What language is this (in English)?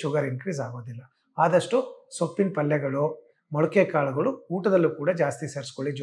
Hindi